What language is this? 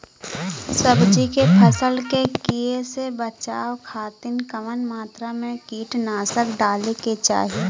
Bhojpuri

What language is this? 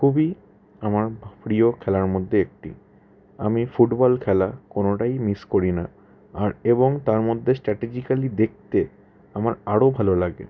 Bangla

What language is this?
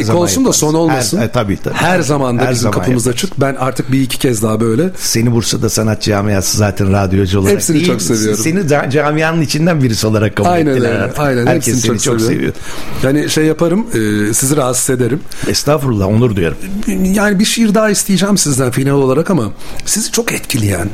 Turkish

